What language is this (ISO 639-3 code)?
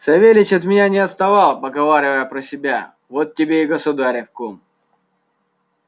rus